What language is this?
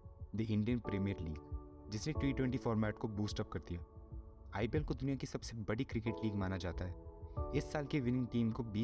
Hindi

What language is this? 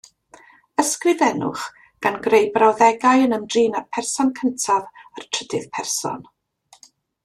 Welsh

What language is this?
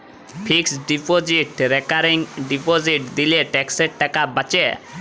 Bangla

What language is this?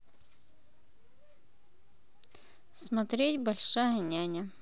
Russian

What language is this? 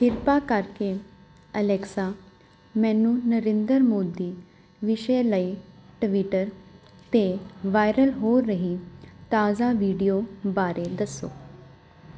Punjabi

